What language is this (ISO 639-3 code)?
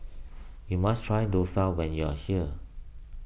eng